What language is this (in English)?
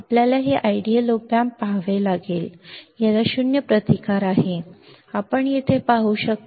Marathi